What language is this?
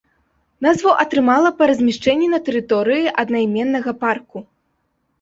Belarusian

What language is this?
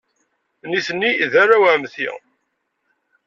Kabyle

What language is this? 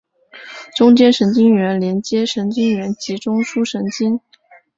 Chinese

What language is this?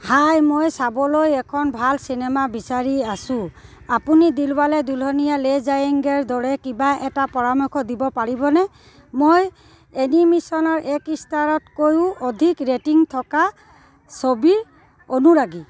Assamese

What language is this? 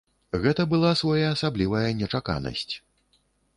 Belarusian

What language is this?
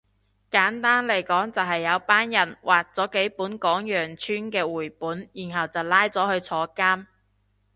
Cantonese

